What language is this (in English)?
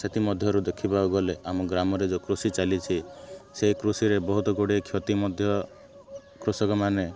Odia